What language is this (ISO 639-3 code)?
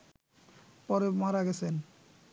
ben